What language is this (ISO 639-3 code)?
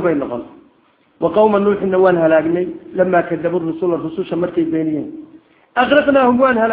ara